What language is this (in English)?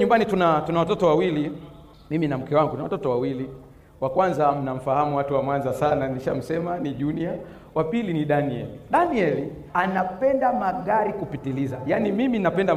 Swahili